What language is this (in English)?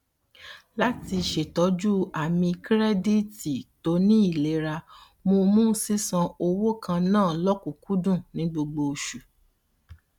Yoruba